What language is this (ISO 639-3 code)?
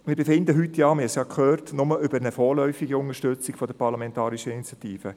gsw